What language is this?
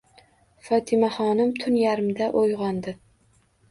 Uzbek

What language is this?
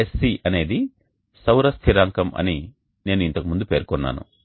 Telugu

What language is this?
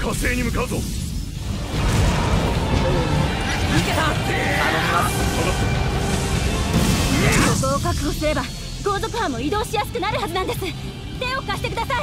Japanese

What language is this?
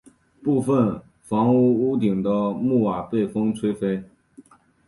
Chinese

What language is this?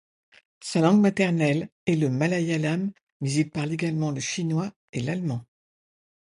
French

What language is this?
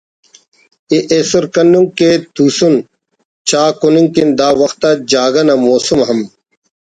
Brahui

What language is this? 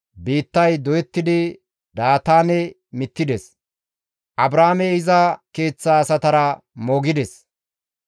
Gamo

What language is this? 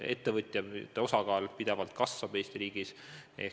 Estonian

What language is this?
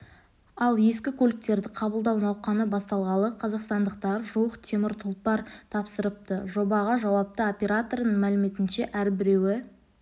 Kazakh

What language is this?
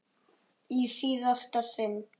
Icelandic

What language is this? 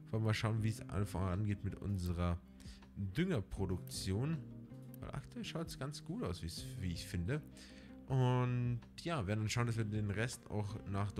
German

